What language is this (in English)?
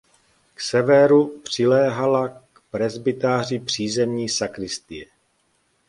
Czech